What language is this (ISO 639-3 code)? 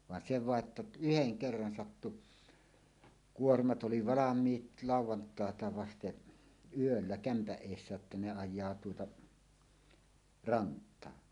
fin